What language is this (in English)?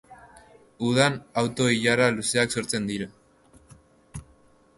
Basque